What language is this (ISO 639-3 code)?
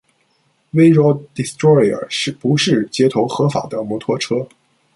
zho